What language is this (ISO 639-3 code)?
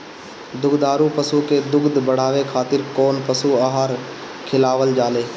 bho